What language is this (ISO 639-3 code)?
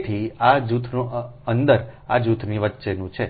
guj